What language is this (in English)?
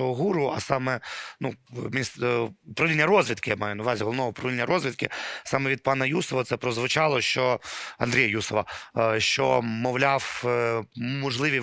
Ukrainian